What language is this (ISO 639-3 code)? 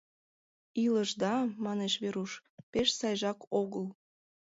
chm